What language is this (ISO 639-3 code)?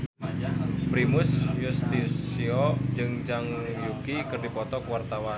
sun